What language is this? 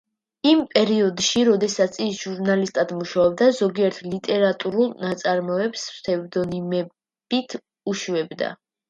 Georgian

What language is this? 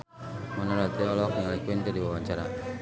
Sundanese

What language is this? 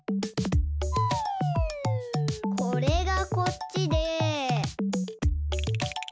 Japanese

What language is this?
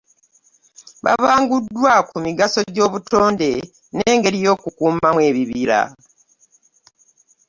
Ganda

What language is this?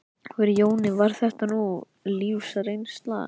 Icelandic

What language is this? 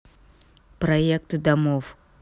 Russian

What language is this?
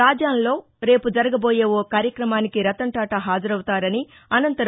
Telugu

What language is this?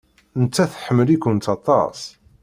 Kabyle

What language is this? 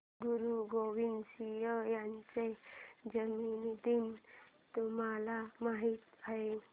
Marathi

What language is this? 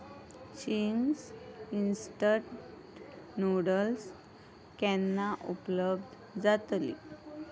Konkani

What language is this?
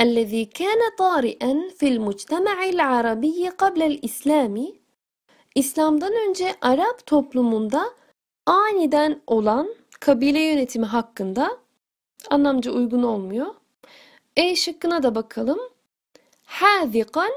Turkish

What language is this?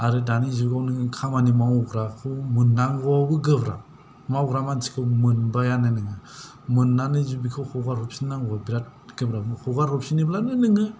Bodo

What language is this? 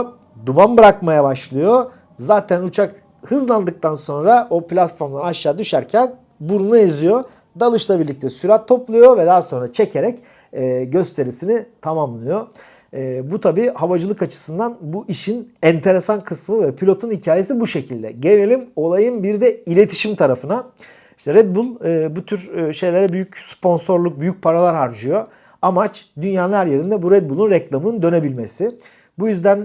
Turkish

